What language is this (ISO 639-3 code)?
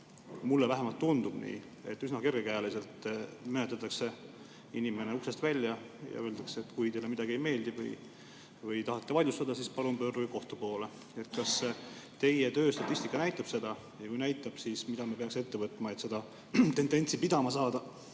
est